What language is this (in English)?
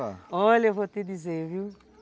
Portuguese